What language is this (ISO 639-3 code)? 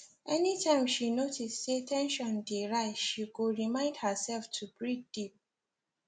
pcm